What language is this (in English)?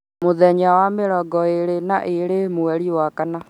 Kikuyu